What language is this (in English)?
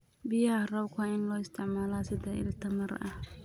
Somali